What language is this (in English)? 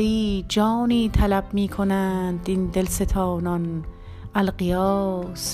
Persian